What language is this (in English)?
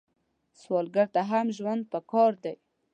Pashto